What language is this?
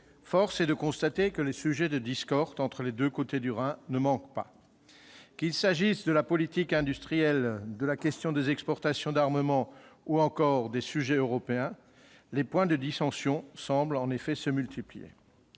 French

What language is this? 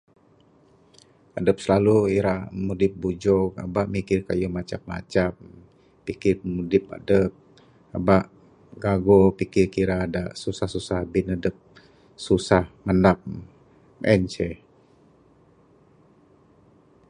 Bukar-Sadung Bidayuh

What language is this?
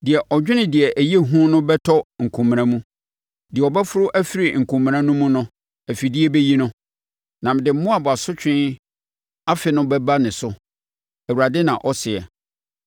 Akan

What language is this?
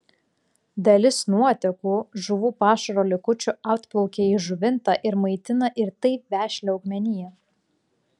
Lithuanian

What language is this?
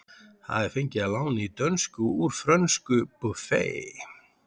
Icelandic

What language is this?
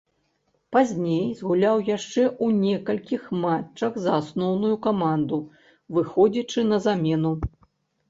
Belarusian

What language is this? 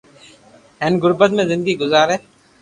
Loarki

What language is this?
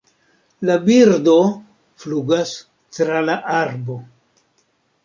Esperanto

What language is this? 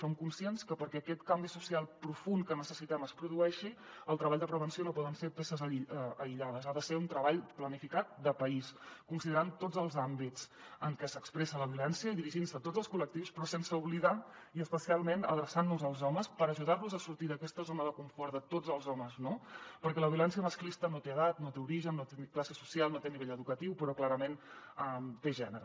Catalan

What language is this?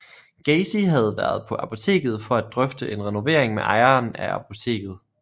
Danish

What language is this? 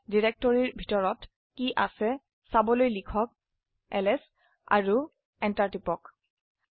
Assamese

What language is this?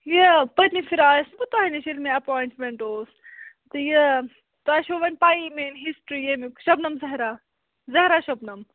Kashmiri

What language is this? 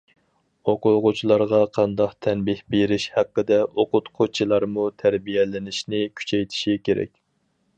Uyghur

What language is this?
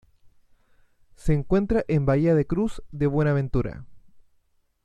Spanish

